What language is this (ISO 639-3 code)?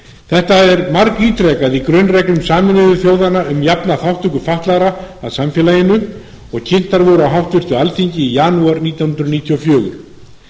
isl